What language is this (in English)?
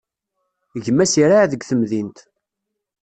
Kabyle